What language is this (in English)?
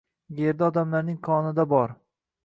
Uzbek